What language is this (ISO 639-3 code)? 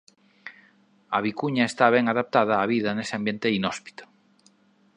glg